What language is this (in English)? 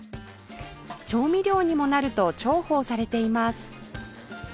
Japanese